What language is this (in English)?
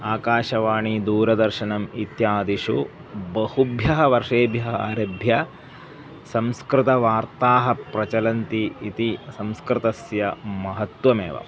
Sanskrit